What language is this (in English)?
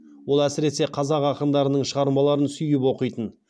Kazakh